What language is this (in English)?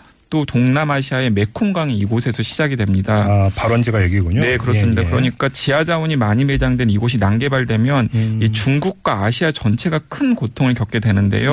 Korean